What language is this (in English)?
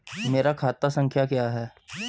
Hindi